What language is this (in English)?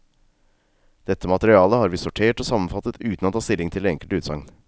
Norwegian